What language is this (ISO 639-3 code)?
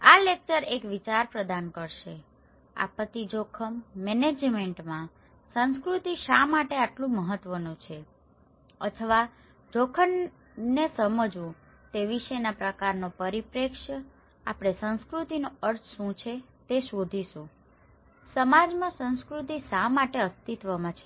guj